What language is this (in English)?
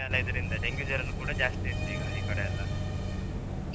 Kannada